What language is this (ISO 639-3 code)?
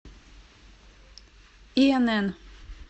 rus